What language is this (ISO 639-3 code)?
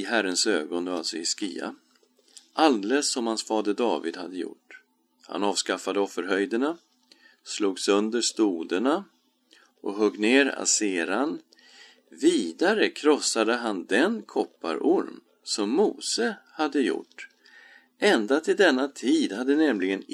swe